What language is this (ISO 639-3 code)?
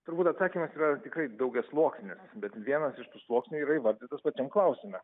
lit